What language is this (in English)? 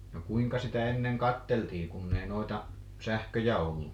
Finnish